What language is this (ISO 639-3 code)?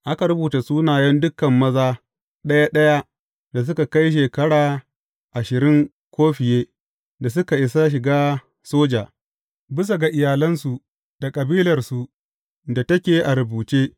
hau